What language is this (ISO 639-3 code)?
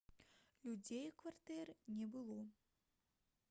bel